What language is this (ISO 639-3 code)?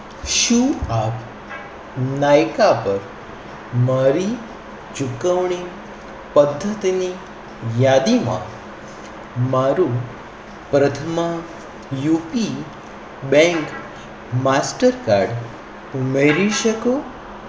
guj